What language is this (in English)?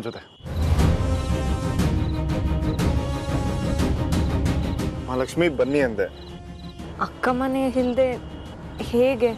Kannada